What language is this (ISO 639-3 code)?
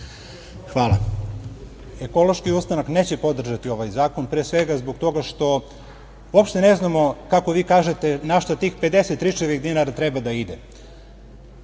srp